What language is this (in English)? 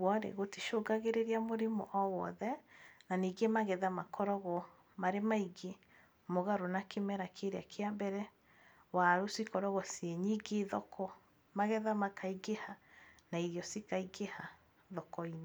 Kikuyu